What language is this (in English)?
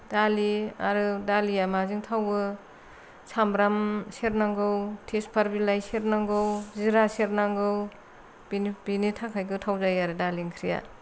Bodo